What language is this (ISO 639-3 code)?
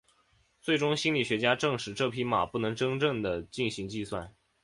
zho